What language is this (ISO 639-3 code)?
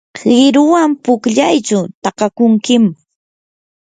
qur